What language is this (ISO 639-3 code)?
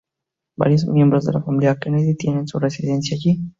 spa